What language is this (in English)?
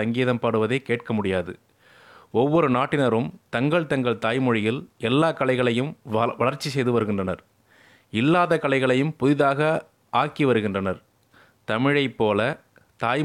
Tamil